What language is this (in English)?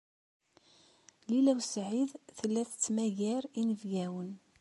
Kabyle